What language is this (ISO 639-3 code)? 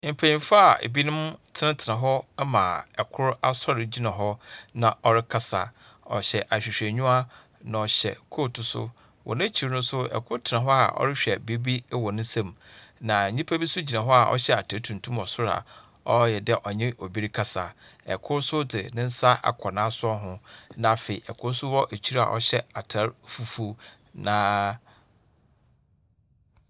aka